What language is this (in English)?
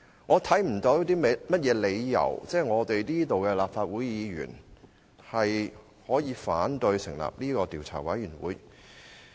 Cantonese